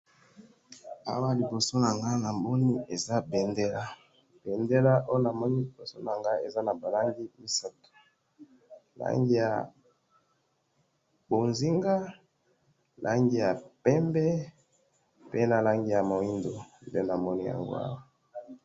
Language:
Lingala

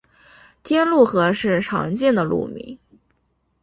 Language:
Chinese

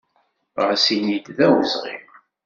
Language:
Kabyle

